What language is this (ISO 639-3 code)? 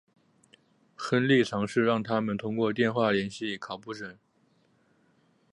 zho